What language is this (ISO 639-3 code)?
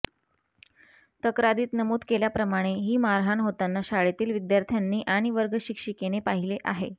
mar